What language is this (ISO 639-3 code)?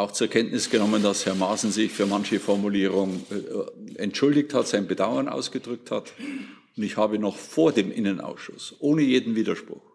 deu